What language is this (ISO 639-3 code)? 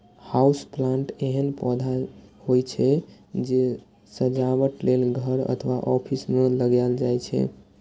mai